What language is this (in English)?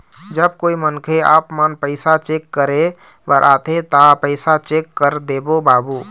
Chhattisgarhi